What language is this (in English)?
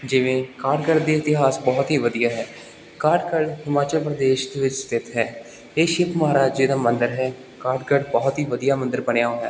Punjabi